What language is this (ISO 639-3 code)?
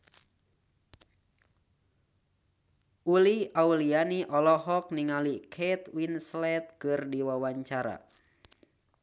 sun